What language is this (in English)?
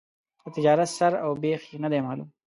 Pashto